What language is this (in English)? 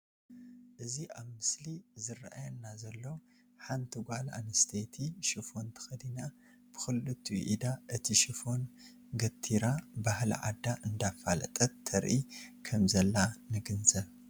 Tigrinya